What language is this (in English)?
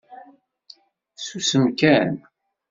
Kabyle